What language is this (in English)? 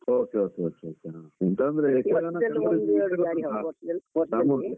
Kannada